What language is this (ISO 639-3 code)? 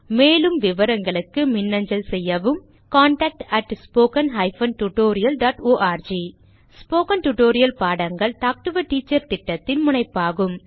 tam